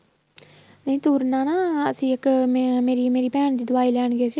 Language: Punjabi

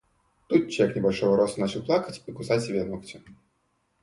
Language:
Russian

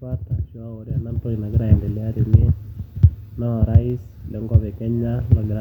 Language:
Masai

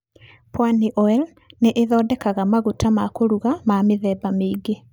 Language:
Kikuyu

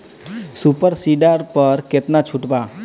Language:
Bhojpuri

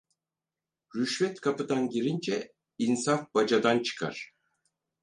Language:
Turkish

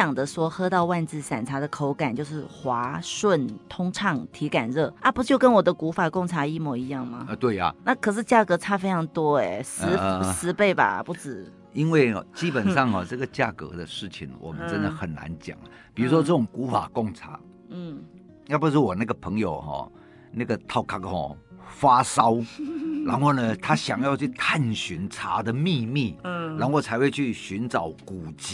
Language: Chinese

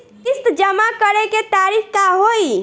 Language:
Bhojpuri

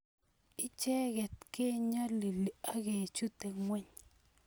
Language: Kalenjin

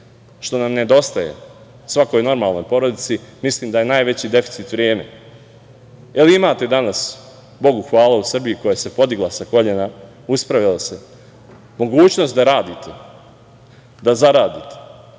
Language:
Serbian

